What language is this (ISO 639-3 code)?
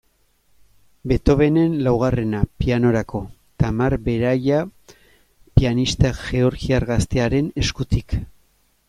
eus